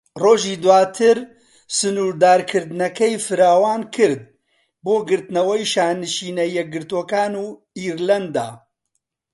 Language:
Central Kurdish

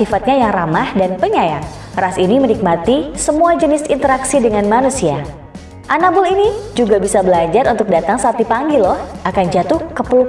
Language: Indonesian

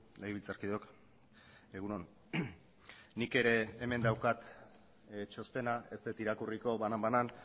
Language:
Basque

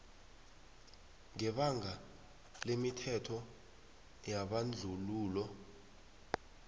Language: South Ndebele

